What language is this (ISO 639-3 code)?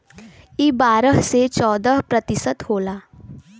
bho